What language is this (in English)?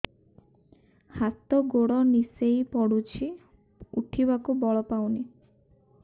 Odia